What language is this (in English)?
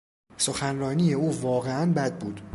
Persian